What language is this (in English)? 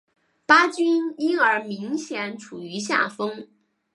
Chinese